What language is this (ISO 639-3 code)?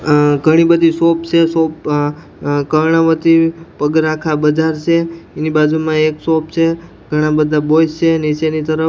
guj